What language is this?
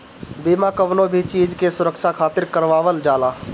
Bhojpuri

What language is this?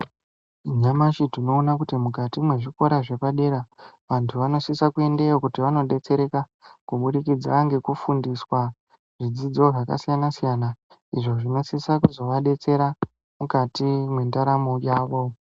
Ndau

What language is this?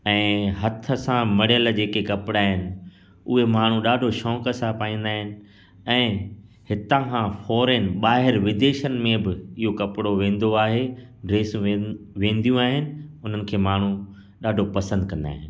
Sindhi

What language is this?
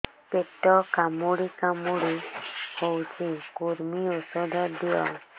Odia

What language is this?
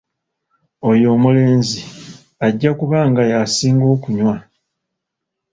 Ganda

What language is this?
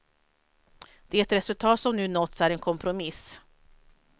Swedish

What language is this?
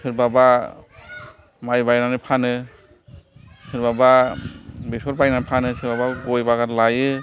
Bodo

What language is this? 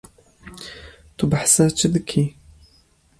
Kurdish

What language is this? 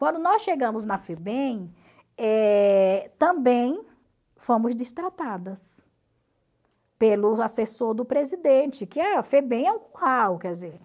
Portuguese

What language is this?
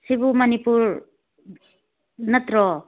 Manipuri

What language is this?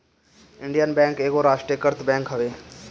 Bhojpuri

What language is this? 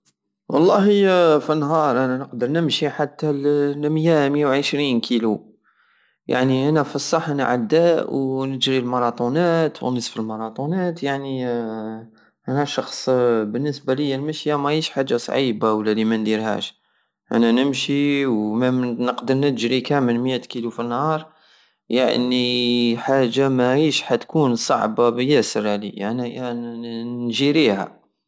Algerian Saharan Arabic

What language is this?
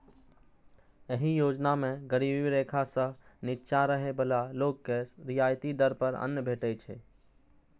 Maithili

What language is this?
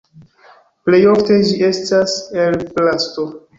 Esperanto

